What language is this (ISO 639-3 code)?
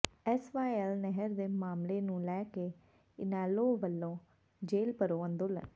pan